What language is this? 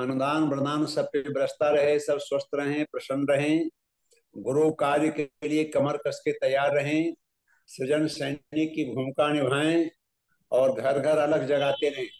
Hindi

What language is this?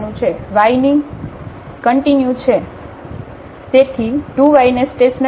Gujarati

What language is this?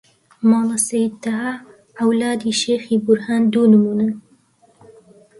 Central Kurdish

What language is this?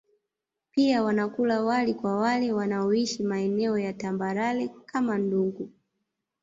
Swahili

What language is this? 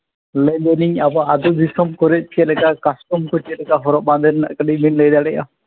Santali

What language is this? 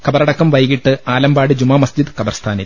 Malayalam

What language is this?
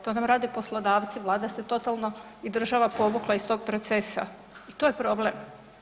Croatian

